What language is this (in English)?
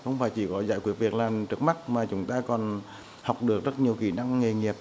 Vietnamese